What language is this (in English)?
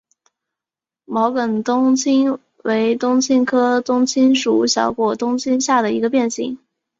Chinese